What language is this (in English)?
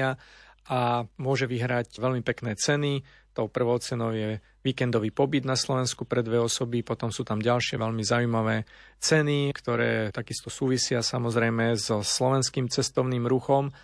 Slovak